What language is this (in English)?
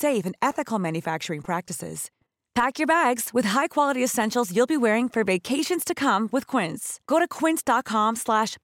Swedish